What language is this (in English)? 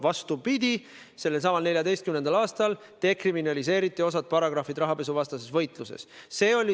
Estonian